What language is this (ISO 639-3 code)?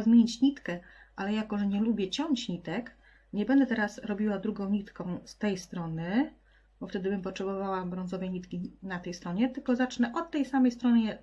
pol